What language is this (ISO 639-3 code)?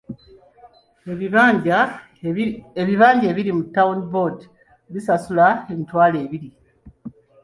lug